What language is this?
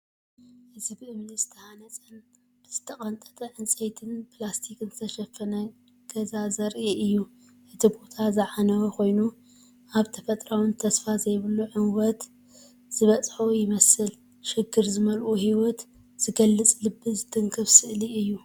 Tigrinya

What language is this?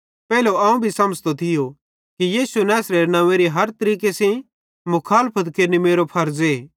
Bhadrawahi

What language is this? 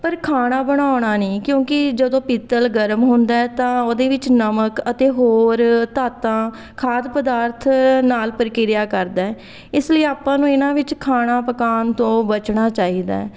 Punjabi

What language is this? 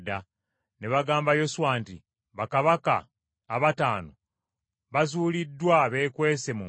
Ganda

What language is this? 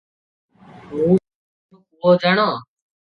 Odia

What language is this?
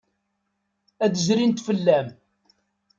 Kabyle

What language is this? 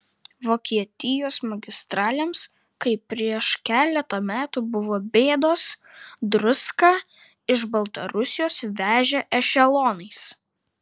Lithuanian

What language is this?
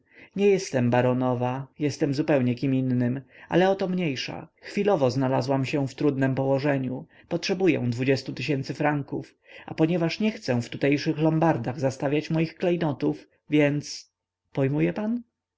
Polish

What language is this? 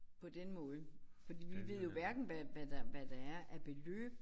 Danish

